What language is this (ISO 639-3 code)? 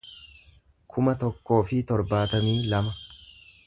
orm